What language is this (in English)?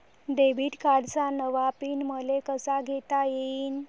Marathi